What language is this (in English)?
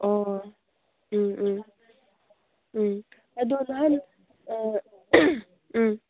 Manipuri